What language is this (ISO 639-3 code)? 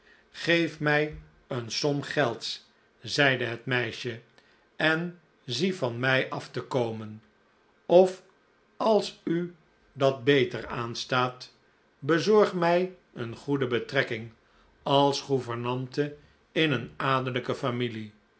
nld